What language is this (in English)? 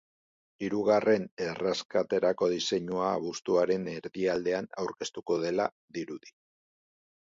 Basque